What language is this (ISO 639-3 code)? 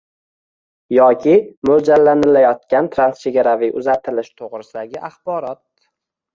uzb